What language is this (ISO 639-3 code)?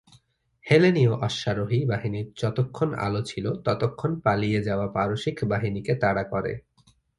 ben